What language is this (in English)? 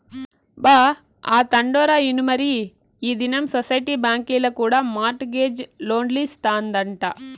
Telugu